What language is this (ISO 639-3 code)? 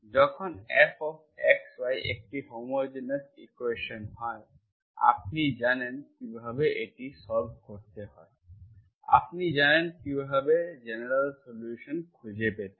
ben